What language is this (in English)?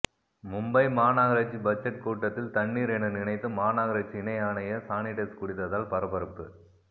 Tamil